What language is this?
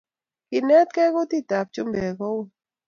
Kalenjin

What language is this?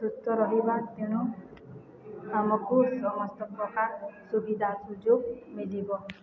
Odia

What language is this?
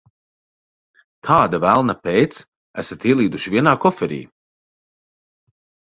Latvian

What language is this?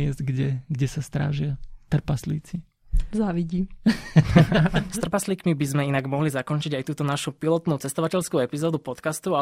Slovak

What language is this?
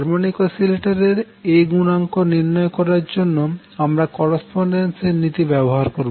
Bangla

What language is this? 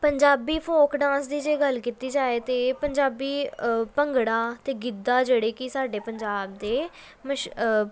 Punjabi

